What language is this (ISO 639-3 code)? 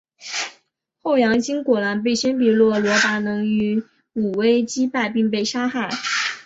zho